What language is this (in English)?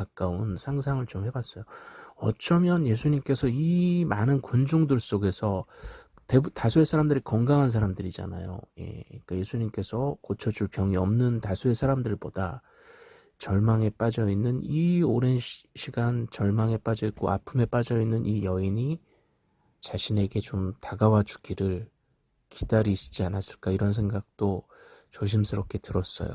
Korean